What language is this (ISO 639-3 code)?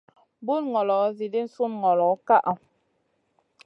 mcn